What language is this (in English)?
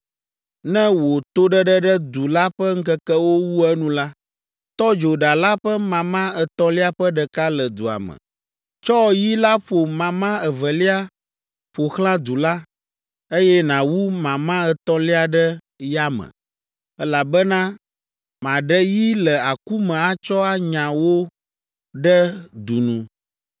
Ewe